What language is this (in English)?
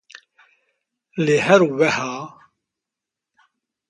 Kurdish